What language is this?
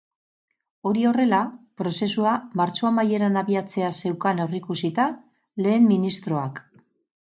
Basque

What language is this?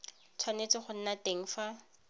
Tswana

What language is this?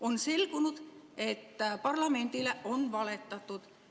Estonian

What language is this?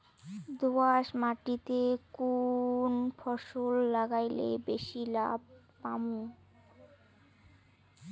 Bangla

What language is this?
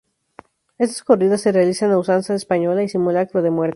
Spanish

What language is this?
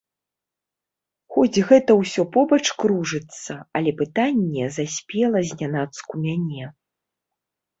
Belarusian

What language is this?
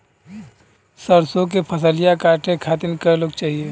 Bhojpuri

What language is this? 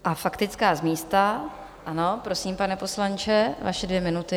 Czech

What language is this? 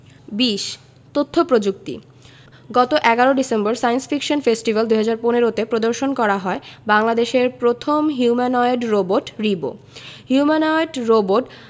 Bangla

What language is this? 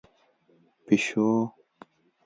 Pashto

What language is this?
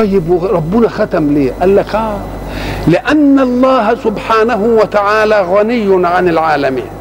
Arabic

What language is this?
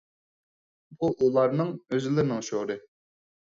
Uyghur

